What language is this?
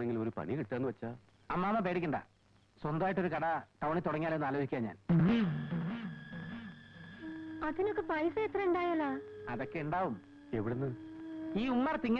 Indonesian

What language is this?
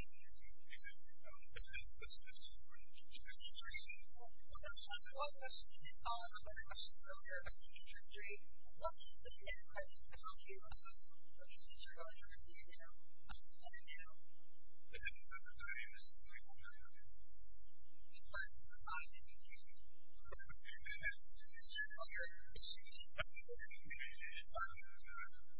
English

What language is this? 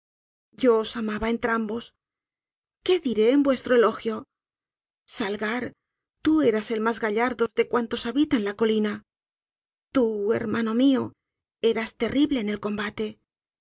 Spanish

